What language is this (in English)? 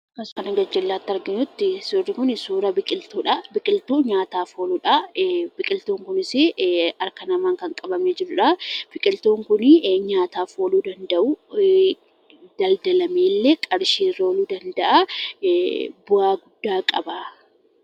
Oromo